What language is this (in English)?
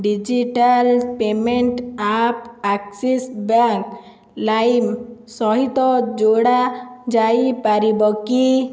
Odia